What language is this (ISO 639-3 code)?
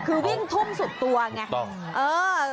tha